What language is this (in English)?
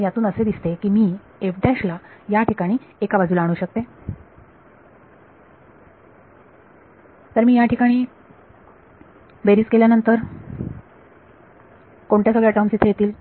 Marathi